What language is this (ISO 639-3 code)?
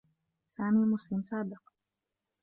ara